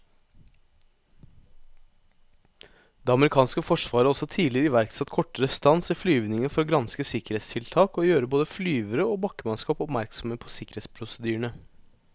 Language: Norwegian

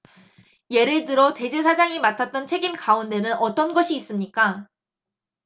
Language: Korean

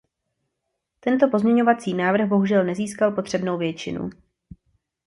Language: Czech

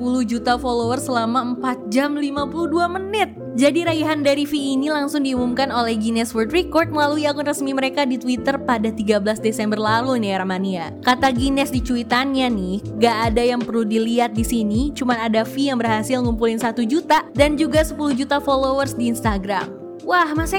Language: Indonesian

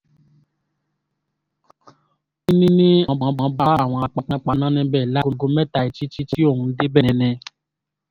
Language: Yoruba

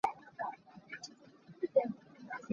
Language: Hakha Chin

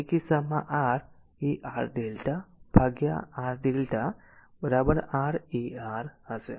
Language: Gujarati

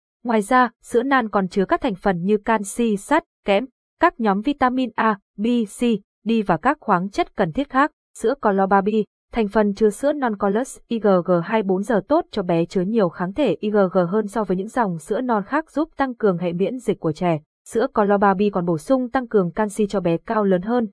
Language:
Vietnamese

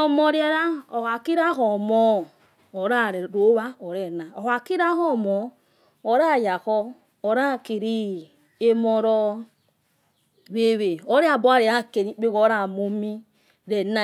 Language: Yekhee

